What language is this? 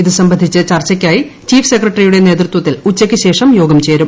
Malayalam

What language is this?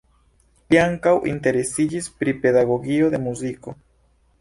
Esperanto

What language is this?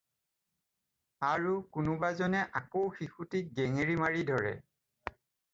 Assamese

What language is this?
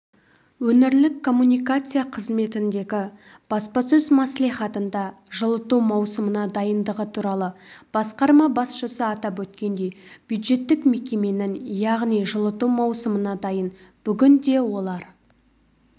Kazakh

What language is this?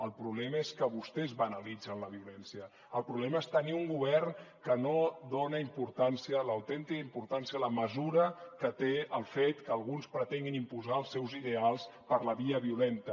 Catalan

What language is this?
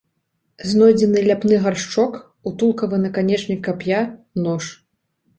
Belarusian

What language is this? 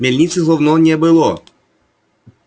Russian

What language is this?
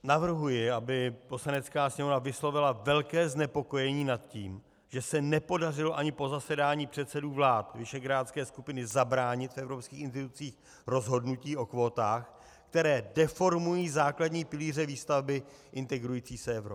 Czech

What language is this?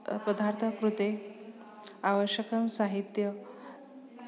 Sanskrit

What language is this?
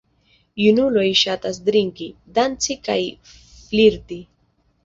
Esperanto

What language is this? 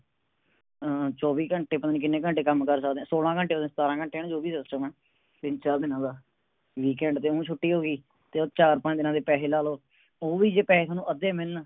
Punjabi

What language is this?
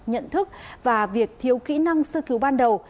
Vietnamese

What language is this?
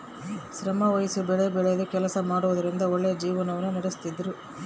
Kannada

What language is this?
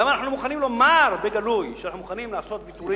Hebrew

